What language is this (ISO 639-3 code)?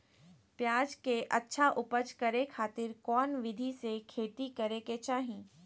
mag